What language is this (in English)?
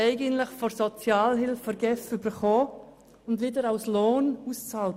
Swiss German